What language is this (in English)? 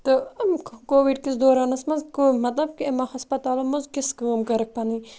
Kashmiri